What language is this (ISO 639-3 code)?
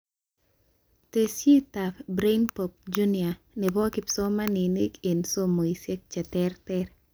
kln